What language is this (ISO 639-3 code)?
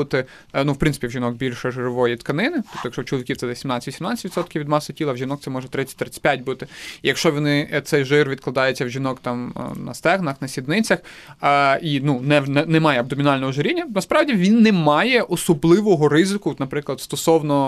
ukr